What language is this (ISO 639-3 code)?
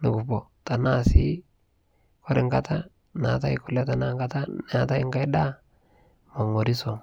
mas